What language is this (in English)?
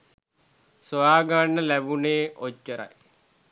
Sinhala